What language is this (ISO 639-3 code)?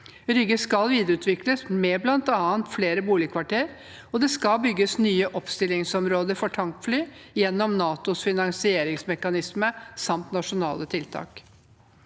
nor